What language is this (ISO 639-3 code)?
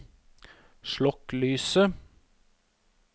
nor